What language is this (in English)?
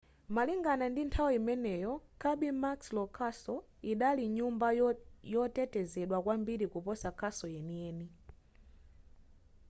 Nyanja